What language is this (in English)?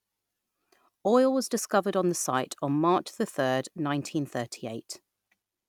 English